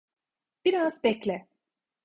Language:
Turkish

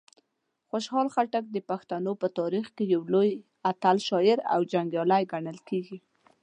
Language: Pashto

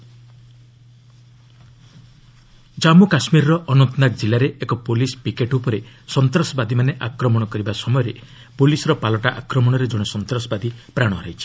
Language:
Odia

